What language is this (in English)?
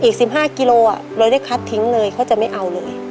Thai